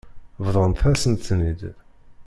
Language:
Kabyle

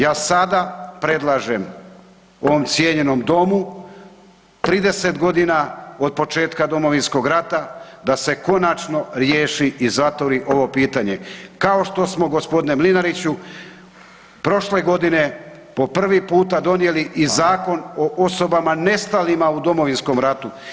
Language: Croatian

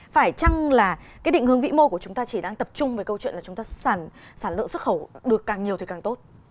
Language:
Vietnamese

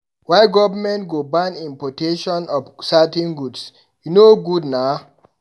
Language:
Nigerian Pidgin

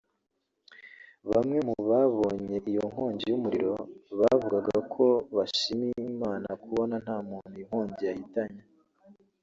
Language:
Kinyarwanda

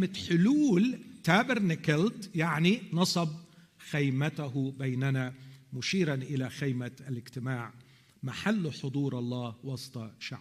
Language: Arabic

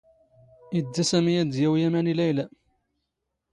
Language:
Standard Moroccan Tamazight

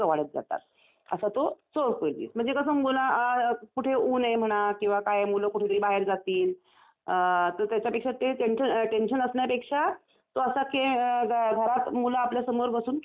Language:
Marathi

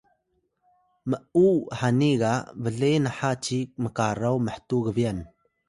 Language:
Atayal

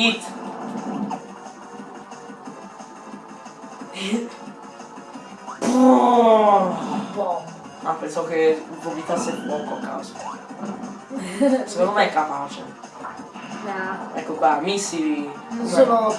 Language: Italian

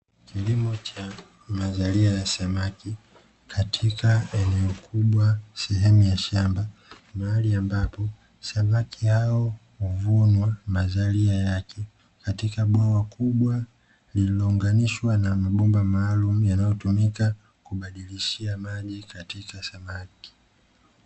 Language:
Swahili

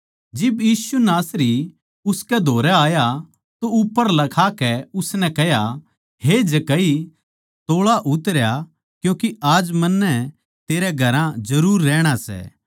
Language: Haryanvi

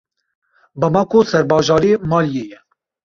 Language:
Kurdish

